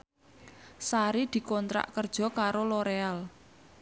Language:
Javanese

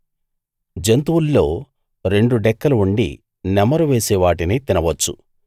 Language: Telugu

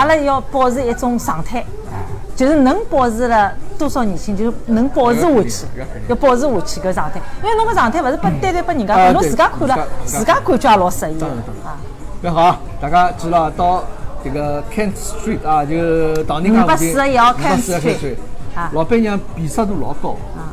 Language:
Chinese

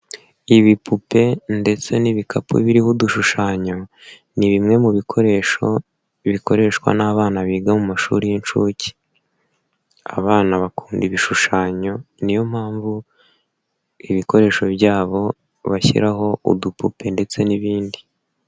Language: Kinyarwanda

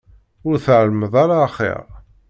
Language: Kabyle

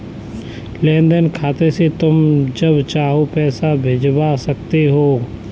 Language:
Hindi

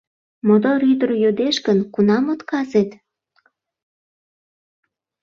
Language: Mari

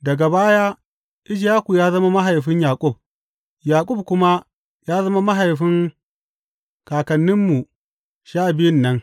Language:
Hausa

